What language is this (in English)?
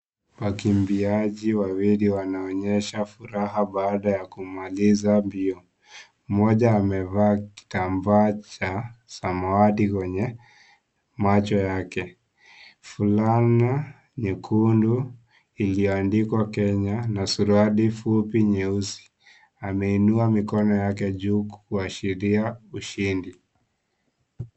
Swahili